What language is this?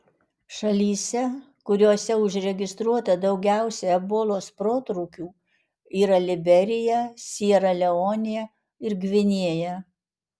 Lithuanian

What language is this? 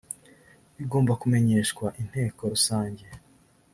Kinyarwanda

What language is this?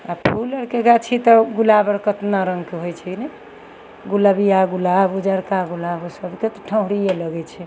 Maithili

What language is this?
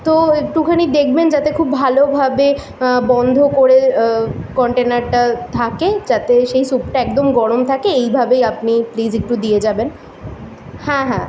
Bangla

